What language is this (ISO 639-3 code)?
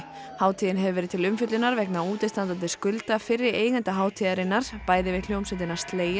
isl